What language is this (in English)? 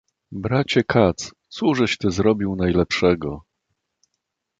Polish